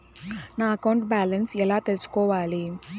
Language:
Telugu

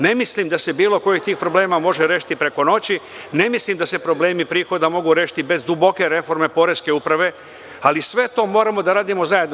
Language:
Serbian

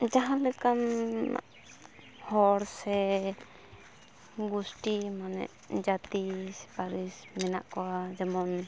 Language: Santali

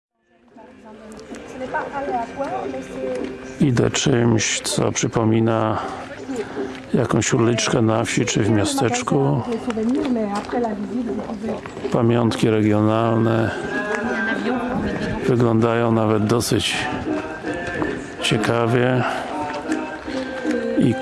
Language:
Polish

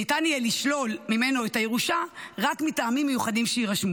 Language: Hebrew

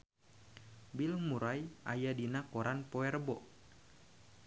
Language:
Sundanese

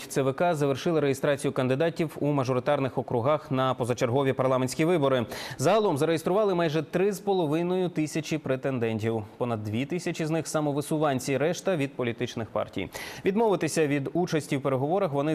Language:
Ukrainian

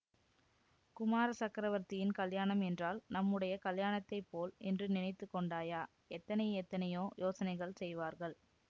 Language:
Tamil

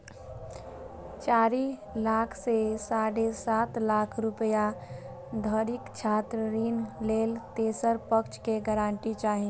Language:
Maithili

